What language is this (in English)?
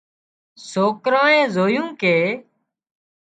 Wadiyara Koli